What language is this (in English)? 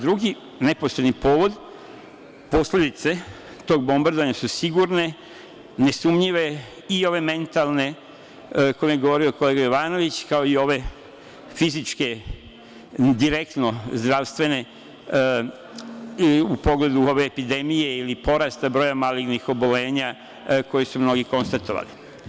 Serbian